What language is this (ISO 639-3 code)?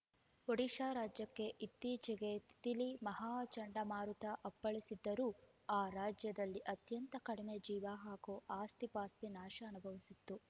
kan